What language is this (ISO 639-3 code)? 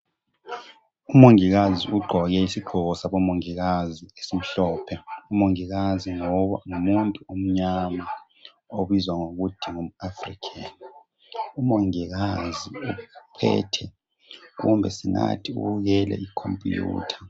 nde